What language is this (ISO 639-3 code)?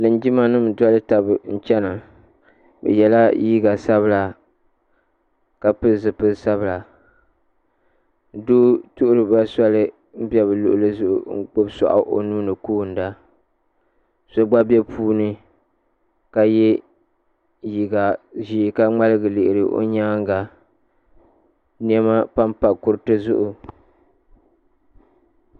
dag